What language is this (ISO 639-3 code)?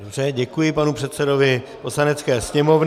ces